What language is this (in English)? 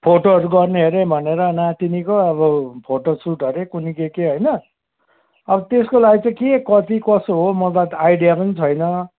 Nepali